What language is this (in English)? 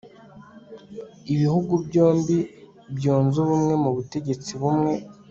Kinyarwanda